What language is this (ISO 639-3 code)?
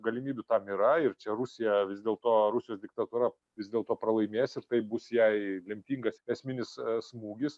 lit